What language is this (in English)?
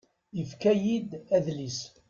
Kabyle